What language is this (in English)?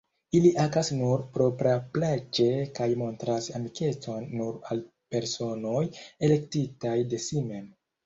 Esperanto